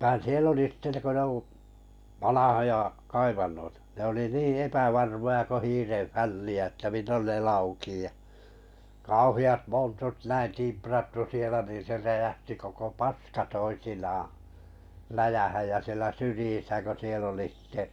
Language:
Finnish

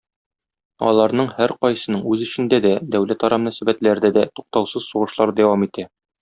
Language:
Tatar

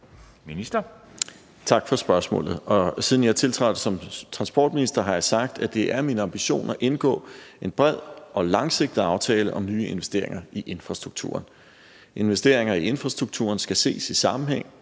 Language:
Danish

